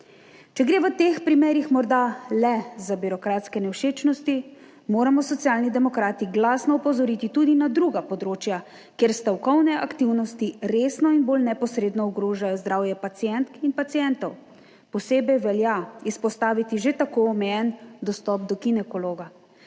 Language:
Slovenian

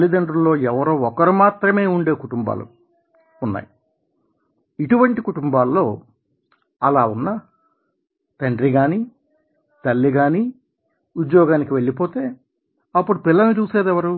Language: Telugu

